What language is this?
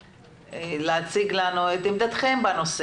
Hebrew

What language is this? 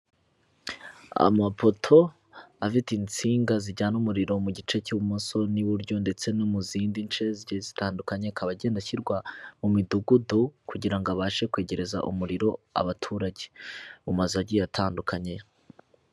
Kinyarwanda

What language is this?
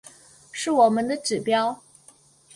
Chinese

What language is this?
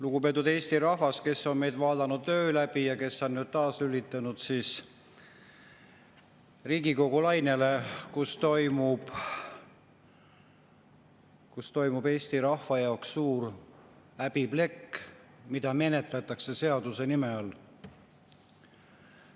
Estonian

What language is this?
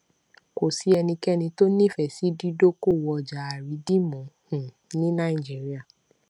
Yoruba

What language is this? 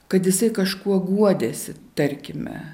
Lithuanian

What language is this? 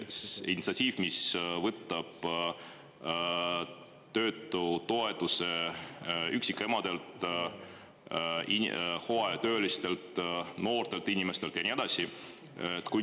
Estonian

